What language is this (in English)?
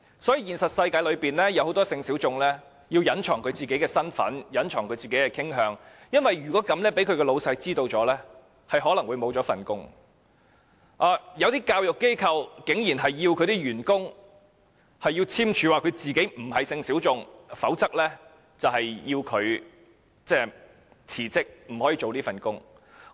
Cantonese